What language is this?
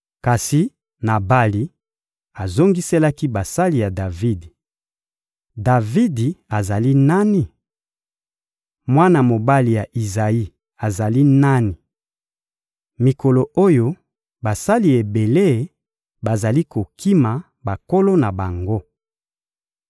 Lingala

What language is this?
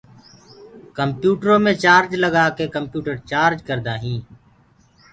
Gurgula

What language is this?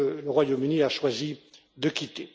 French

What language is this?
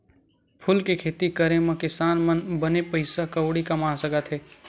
Chhattisgarhi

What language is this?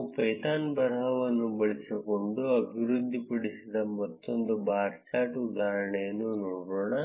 Kannada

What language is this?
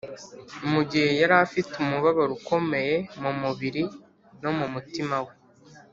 Kinyarwanda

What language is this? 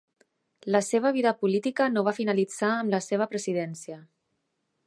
Catalan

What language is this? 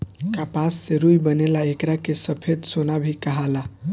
Bhojpuri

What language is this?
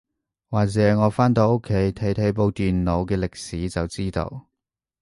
Cantonese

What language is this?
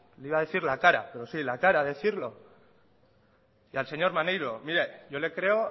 Spanish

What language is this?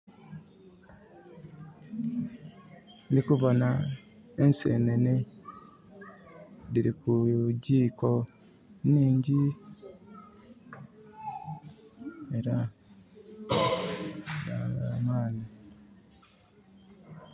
Soga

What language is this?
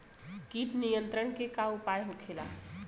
Bhojpuri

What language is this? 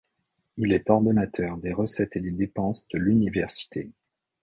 French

